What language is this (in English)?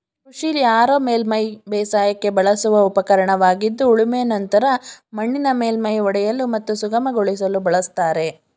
Kannada